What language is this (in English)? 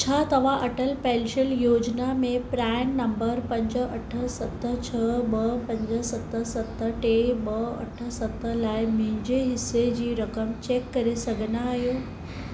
Sindhi